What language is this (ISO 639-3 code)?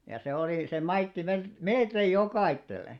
fin